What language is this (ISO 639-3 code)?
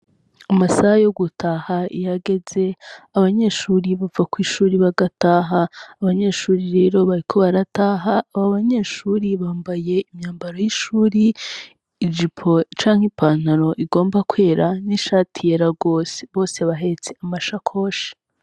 run